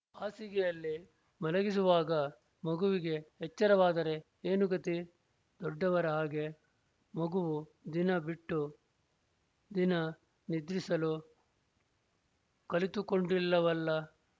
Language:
Kannada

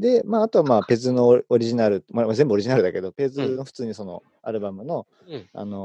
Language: Japanese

